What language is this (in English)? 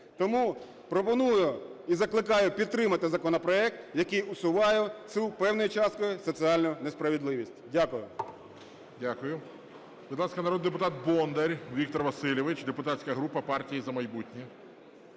Ukrainian